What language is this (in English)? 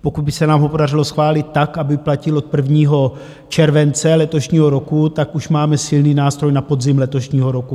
Czech